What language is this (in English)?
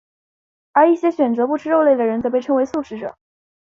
Chinese